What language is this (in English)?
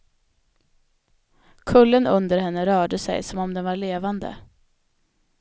Swedish